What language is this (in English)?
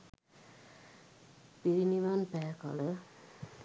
Sinhala